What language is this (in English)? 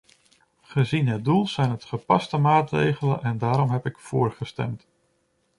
Dutch